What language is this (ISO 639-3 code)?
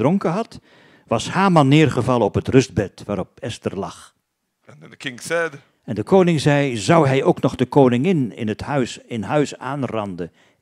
nld